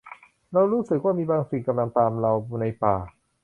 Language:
Thai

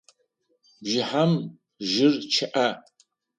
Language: Adyghe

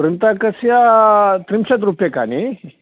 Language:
Sanskrit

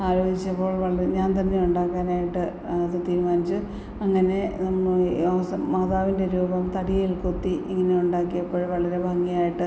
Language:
Malayalam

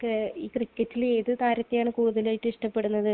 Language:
Malayalam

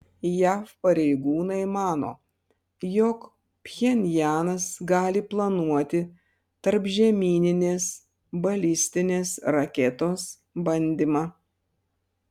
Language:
Lithuanian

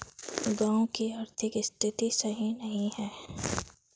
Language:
Magahi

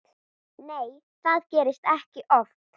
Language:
Icelandic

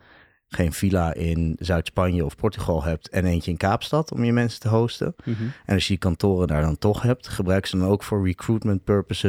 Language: Dutch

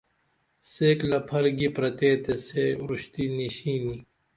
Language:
Dameli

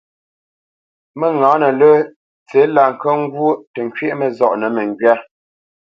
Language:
Bamenyam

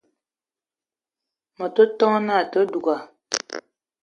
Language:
Eton (Cameroon)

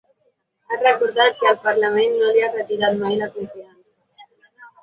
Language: Catalan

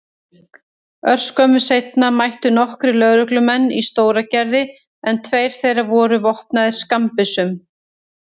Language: Icelandic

